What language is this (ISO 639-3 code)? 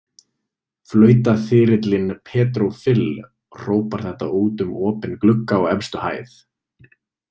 isl